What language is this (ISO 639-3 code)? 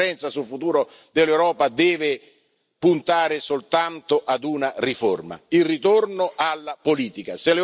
ita